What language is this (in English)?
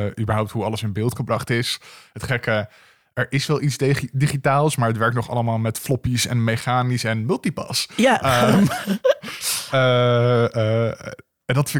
Dutch